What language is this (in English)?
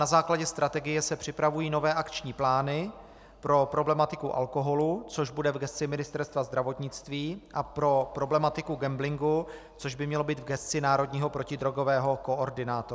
Czech